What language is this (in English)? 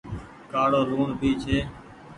Goaria